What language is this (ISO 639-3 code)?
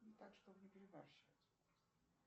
rus